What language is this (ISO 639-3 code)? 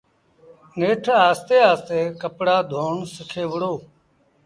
sbn